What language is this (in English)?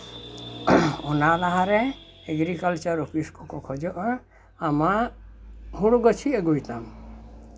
Santali